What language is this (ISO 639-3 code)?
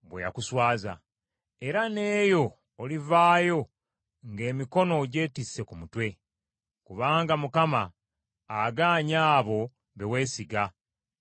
lug